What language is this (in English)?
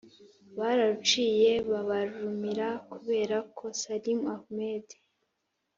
Kinyarwanda